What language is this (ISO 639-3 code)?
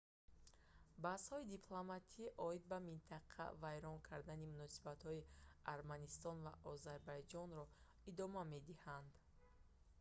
tgk